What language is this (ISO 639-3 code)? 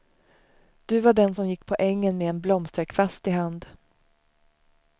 swe